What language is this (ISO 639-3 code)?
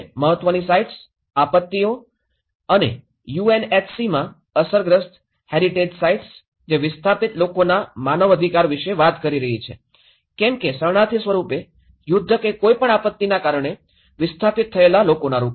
guj